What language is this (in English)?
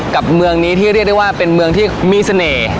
Thai